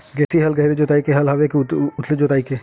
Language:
Chhattisgarhi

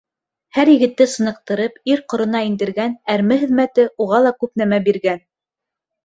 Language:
Bashkir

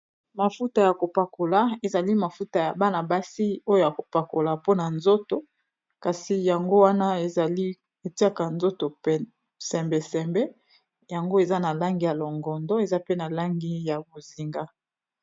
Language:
Lingala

